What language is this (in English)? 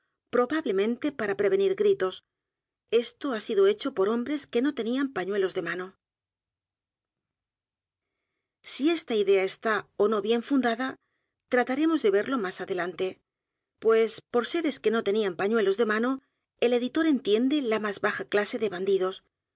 Spanish